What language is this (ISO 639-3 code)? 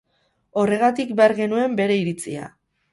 eus